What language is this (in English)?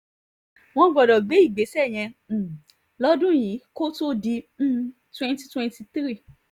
Yoruba